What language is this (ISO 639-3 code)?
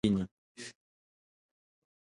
swa